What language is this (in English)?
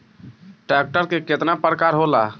Bhojpuri